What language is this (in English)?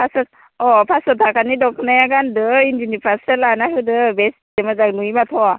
Bodo